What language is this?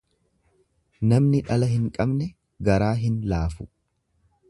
Oromo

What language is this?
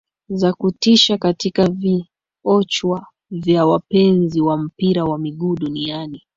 Swahili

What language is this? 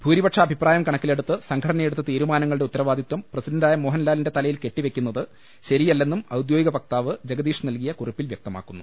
Malayalam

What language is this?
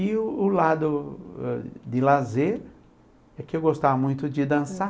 Portuguese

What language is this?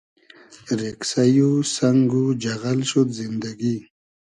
Hazaragi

